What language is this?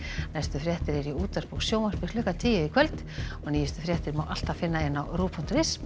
Icelandic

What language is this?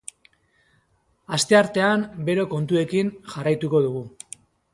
Basque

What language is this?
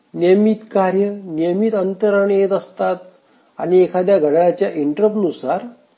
Marathi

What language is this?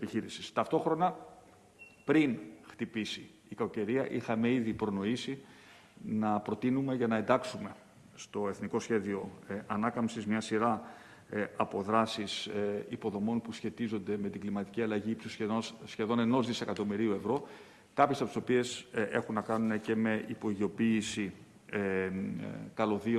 Greek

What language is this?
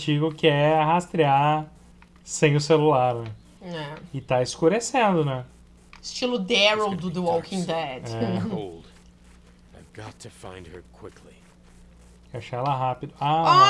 Portuguese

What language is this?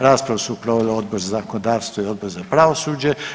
Croatian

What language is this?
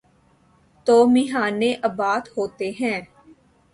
Urdu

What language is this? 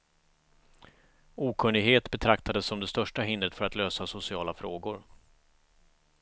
Swedish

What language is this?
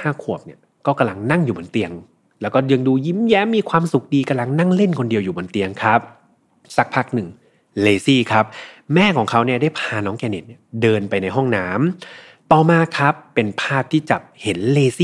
Thai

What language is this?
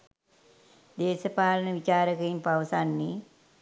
Sinhala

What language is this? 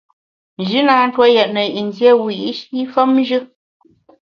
Bamun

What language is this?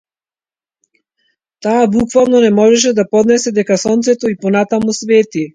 Macedonian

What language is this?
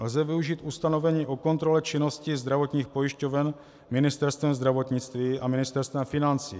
Czech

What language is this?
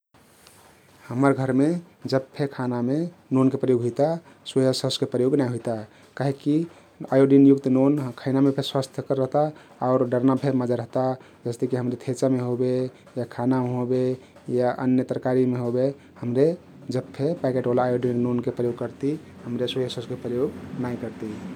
Kathoriya Tharu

